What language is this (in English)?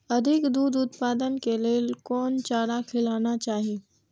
Maithili